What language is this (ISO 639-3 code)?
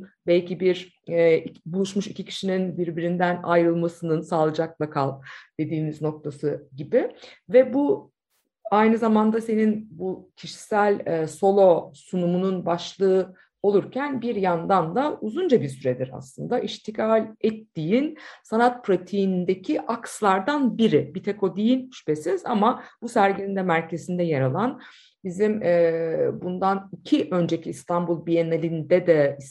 tur